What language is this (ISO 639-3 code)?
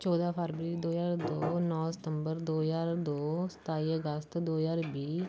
pan